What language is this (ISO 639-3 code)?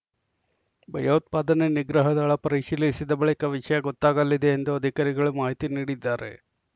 kan